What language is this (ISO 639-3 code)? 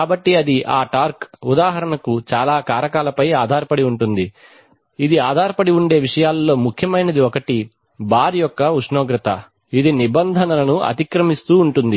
tel